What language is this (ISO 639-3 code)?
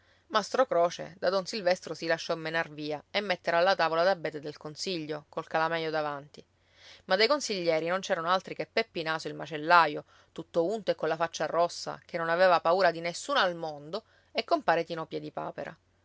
ita